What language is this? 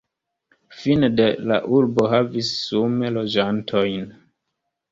Esperanto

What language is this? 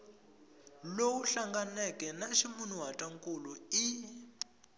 Tsonga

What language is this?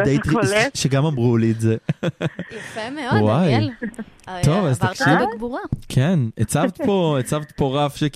Hebrew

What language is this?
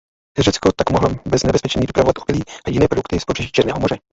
Czech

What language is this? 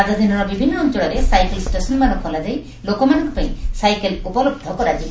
Odia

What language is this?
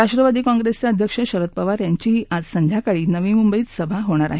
Marathi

